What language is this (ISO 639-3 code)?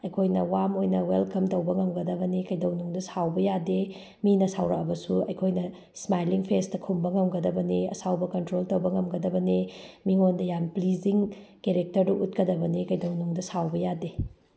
mni